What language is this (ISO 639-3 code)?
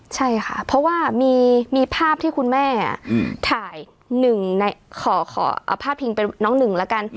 tha